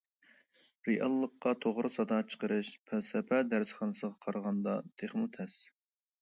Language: Uyghur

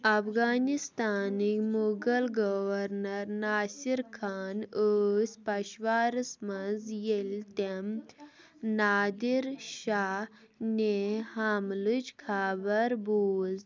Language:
Kashmiri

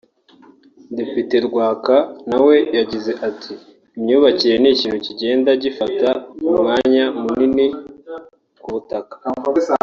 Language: Kinyarwanda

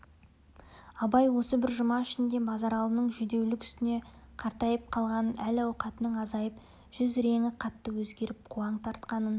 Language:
Kazakh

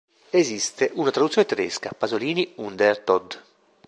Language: Italian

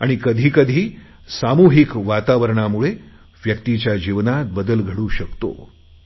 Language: Marathi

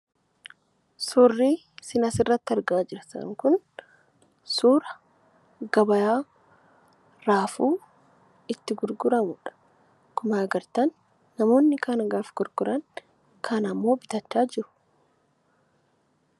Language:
Oromo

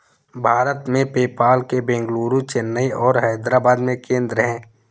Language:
Hindi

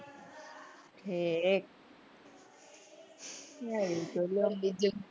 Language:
Gujarati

